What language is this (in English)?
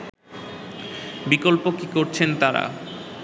Bangla